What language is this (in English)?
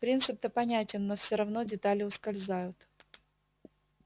Russian